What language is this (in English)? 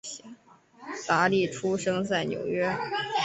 Chinese